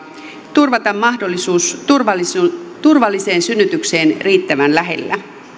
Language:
Finnish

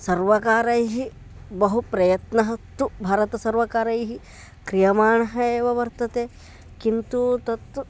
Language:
Sanskrit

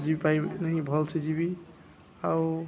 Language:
Odia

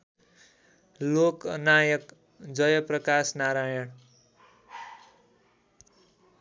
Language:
Nepali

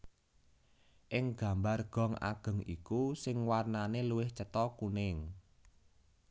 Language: Javanese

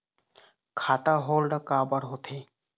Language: Chhattisgarhi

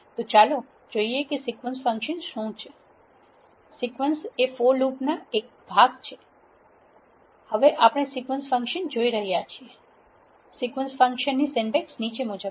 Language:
Gujarati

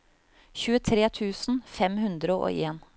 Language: Norwegian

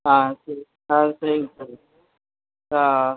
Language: Tamil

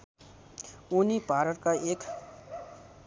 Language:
Nepali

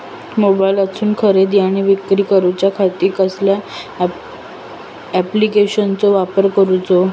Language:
Marathi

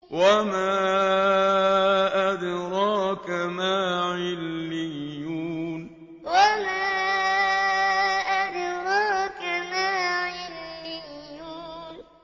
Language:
Arabic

